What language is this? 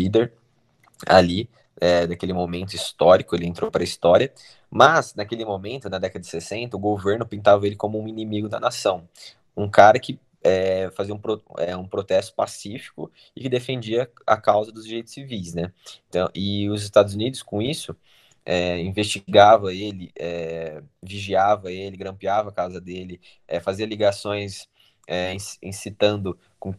Portuguese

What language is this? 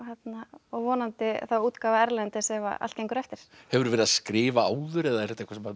Icelandic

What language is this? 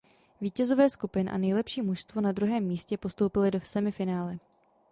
Czech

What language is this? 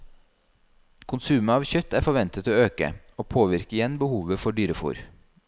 Norwegian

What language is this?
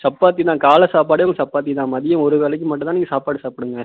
Tamil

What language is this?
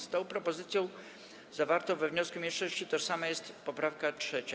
Polish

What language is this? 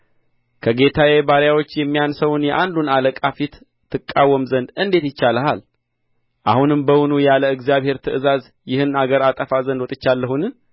Amharic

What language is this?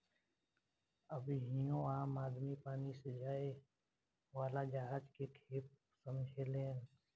Bhojpuri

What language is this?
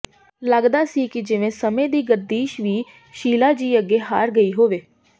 Punjabi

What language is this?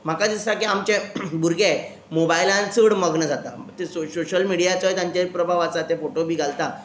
Konkani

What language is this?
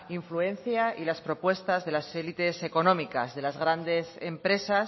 Spanish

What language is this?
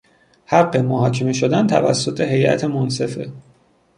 Persian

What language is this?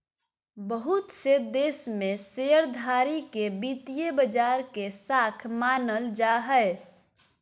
Magahi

